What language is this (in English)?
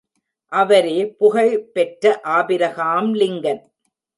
Tamil